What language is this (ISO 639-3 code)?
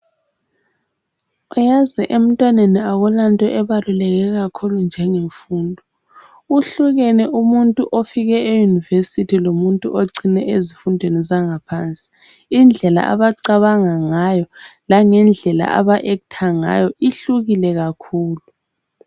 nde